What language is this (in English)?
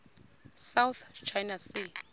Xhosa